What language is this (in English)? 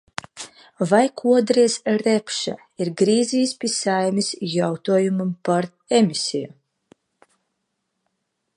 Latvian